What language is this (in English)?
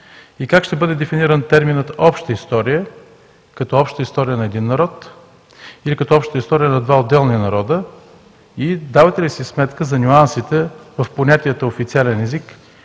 Bulgarian